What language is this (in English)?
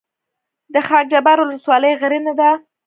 Pashto